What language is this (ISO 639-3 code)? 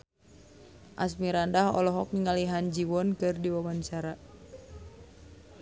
sun